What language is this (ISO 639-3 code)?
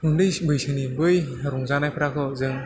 brx